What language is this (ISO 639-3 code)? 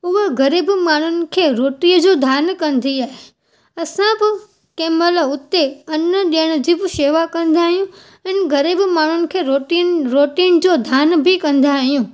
snd